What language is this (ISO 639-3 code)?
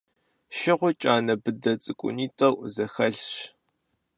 kbd